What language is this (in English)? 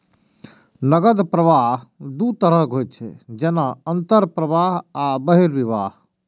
Maithili